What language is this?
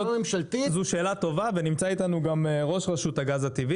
Hebrew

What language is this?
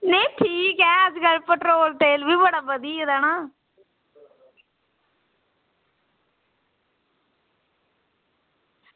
Dogri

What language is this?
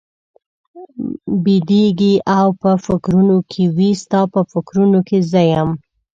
Pashto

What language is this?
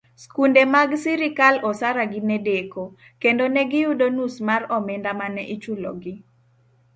Luo (Kenya and Tanzania)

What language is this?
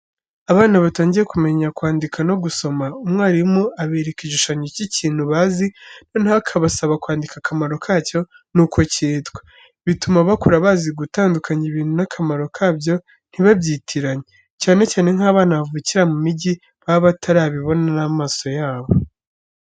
Kinyarwanda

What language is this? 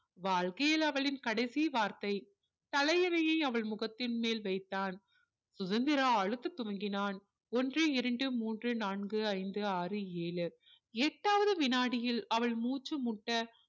Tamil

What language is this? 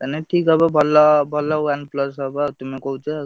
Odia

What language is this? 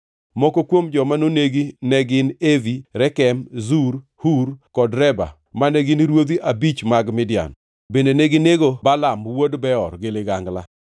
Luo (Kenya and Tanzania)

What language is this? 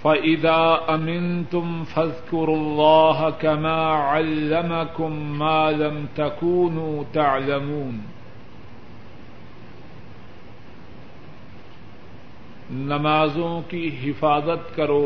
Urdu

